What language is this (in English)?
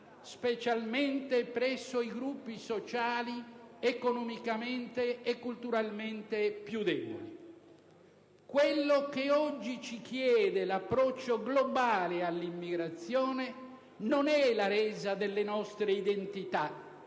Italian